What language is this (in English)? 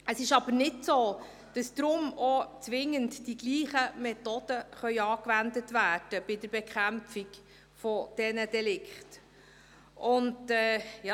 Swiss German